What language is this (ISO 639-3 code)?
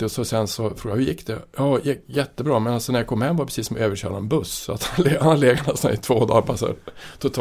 swe